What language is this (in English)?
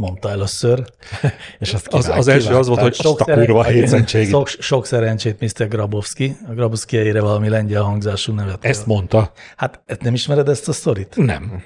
Hungarian